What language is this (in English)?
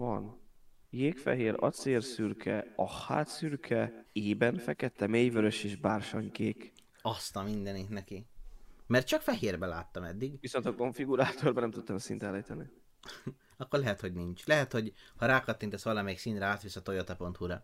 Hungarian